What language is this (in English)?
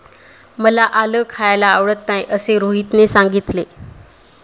Marathi